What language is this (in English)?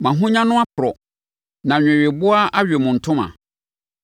Akan